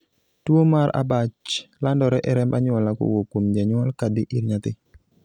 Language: Luo (Kenya and Tanzania)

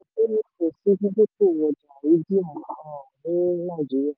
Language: Yoruba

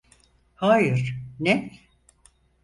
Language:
Turkish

